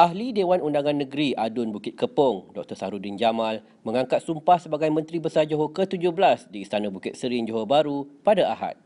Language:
Malay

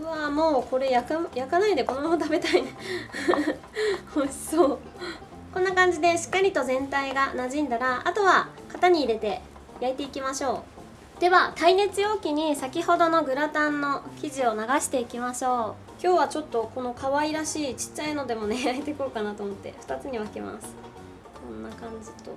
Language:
Japanese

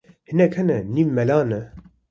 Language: Kurdish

